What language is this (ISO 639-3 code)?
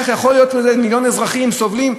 heb